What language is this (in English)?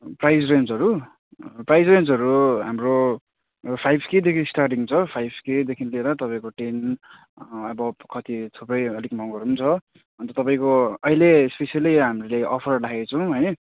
Nepali